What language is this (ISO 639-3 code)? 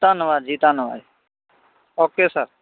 pan